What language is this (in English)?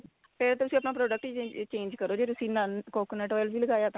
Punjabi